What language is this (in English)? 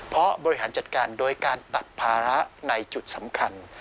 Thai